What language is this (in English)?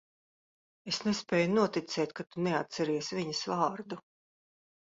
Latvian